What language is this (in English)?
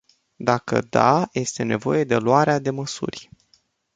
Romanian